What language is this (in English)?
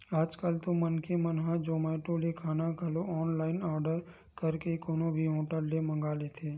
Chhattisgarhi